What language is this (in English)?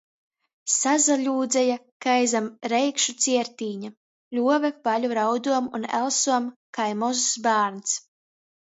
Latgalian